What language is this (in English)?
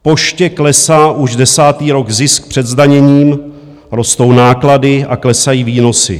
Czech